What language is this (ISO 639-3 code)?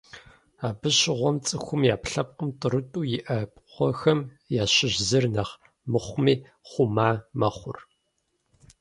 kbd